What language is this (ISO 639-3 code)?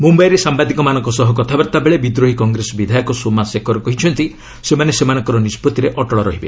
ori